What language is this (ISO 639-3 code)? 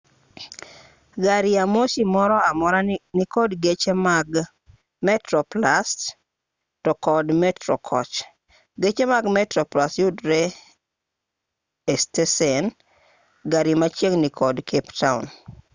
luo